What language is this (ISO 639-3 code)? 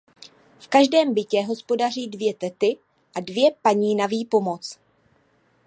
ces